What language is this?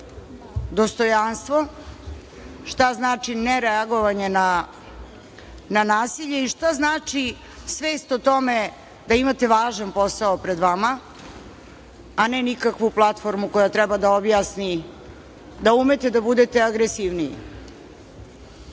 Serbian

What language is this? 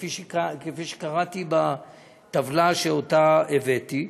Hebrew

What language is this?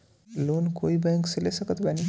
Bhojpuri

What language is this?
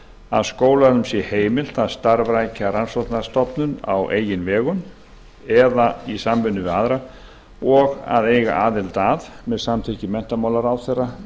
Icelandic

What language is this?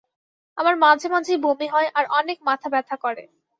Bangla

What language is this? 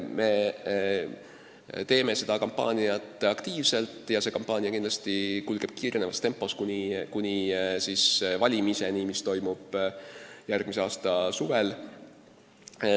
Estonian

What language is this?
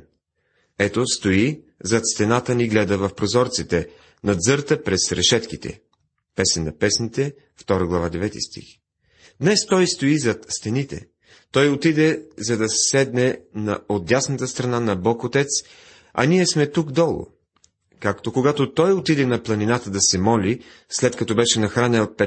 Bulgarian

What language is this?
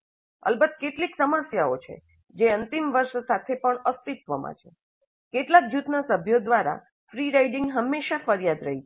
Gujarati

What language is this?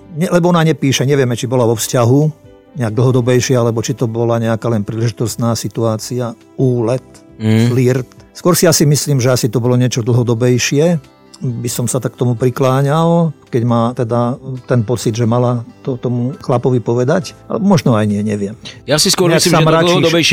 Slovak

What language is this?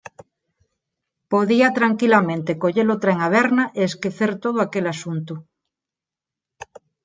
Galician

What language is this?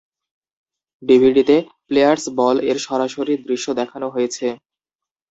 Bangla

